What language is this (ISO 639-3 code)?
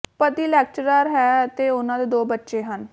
pan